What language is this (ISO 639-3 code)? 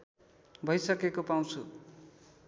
nep